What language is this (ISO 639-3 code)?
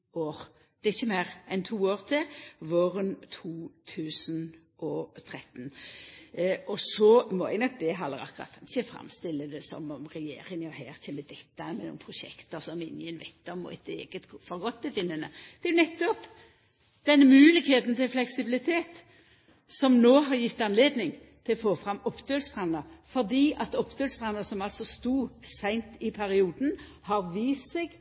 nno